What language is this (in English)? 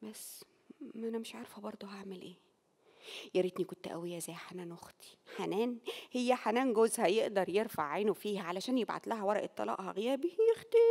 Arabic